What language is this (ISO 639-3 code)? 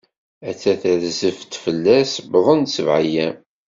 kab